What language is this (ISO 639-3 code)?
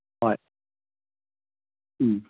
mni